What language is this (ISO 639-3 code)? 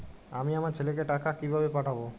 ben